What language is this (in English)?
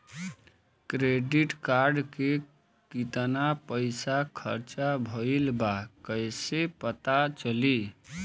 Bhojpuri